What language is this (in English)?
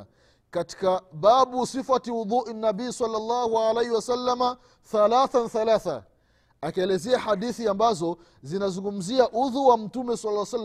Swahili